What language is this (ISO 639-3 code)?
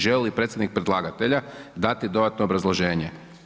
hrv